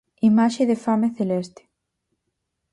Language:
Galician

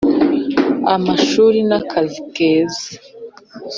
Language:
Kinyarwanda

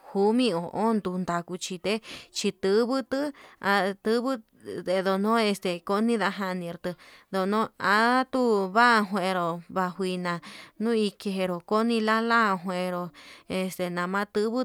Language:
Yutanduchi Mixtec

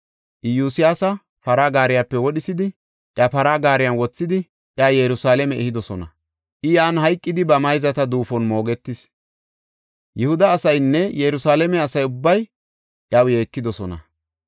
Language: Gofa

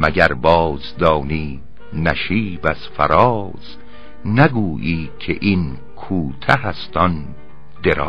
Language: Persian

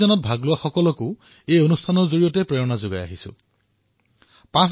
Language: Assamese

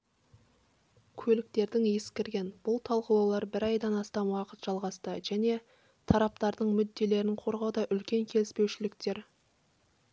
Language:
Kazakh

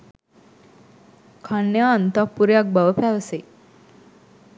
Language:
Sinhala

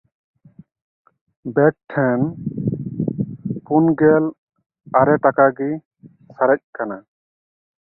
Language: Santali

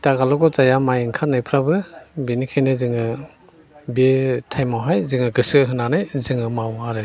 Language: Bodo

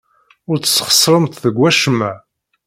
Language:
Kabyle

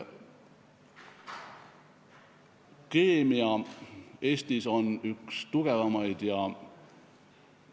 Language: Estonian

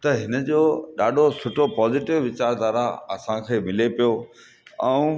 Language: Sindhi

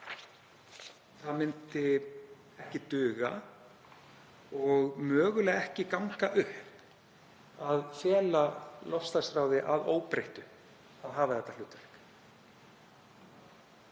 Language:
Icelandic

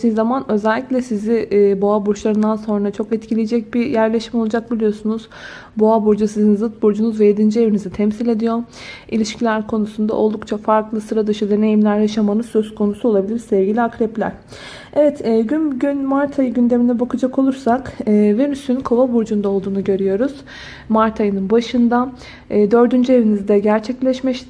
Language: Turkish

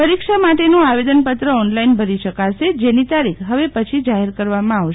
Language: Gujarati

